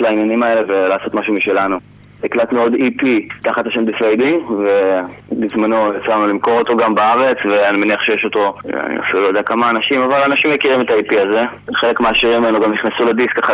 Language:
Hebrew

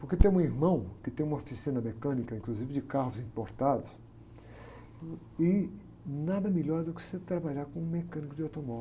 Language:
Portuguese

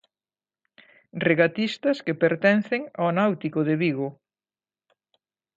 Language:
Galician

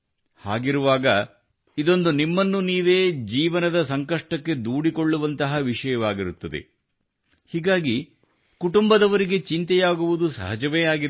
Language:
Kannada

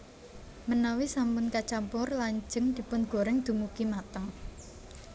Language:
Javanese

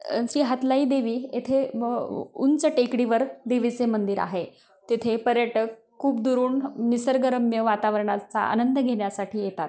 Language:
Marathi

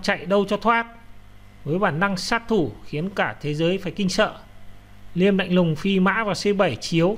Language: Vietnamese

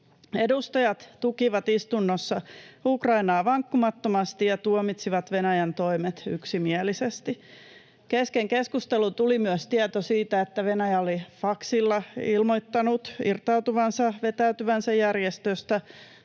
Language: Finnish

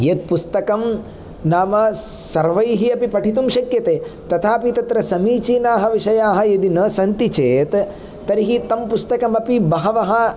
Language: Sanskrit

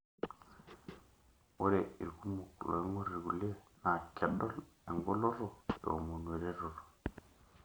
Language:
Masai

